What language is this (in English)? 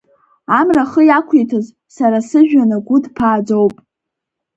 Abkhazian